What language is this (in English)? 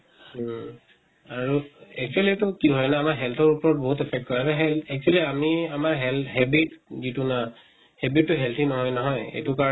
Assamese